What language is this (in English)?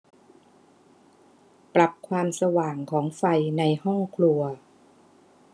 Thai